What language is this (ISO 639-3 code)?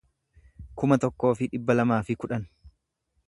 orm